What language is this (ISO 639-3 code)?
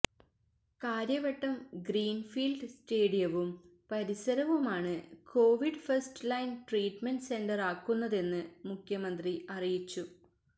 mal